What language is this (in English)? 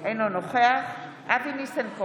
Hebrew